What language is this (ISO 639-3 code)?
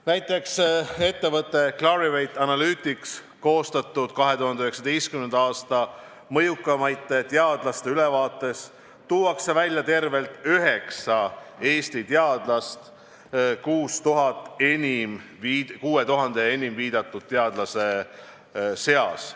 est